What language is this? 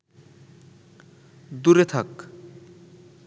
Bangla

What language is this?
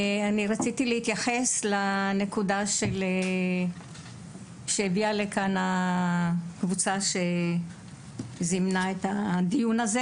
Hebrew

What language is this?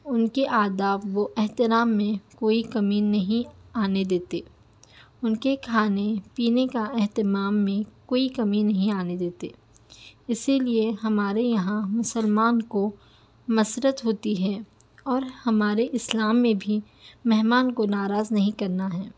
Urdu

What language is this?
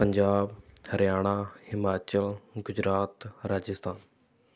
Punjabi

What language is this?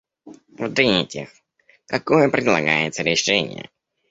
Russian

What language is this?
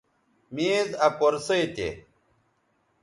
Bateri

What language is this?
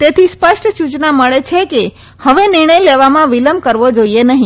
Gujarati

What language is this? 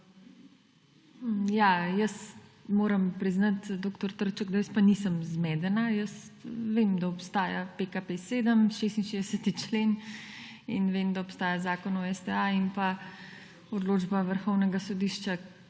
Slovenian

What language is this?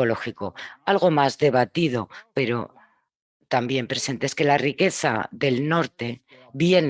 Spanish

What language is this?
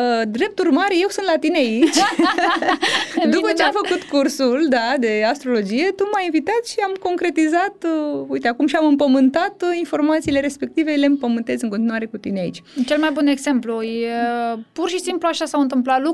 Romanian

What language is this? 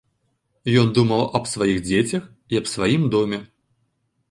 Belarusian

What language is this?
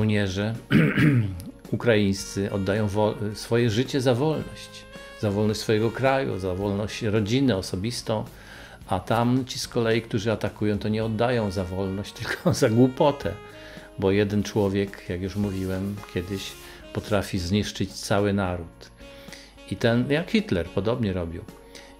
Polish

